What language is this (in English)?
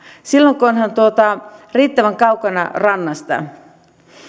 Finnish